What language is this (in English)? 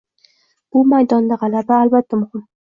Uzbek